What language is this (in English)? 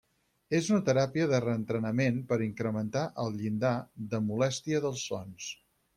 Catalan